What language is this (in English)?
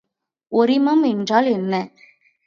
Tamil